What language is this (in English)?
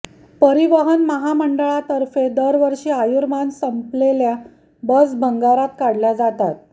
Marathi